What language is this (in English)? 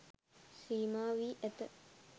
Sinhala